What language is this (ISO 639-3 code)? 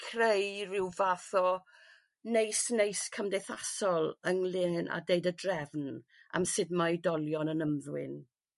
cym